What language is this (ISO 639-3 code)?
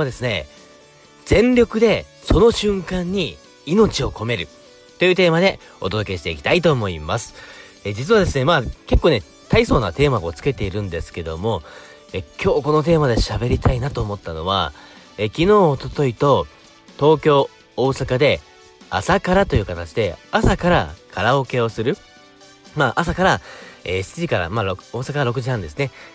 jpn